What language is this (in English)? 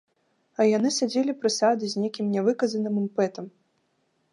Belarusian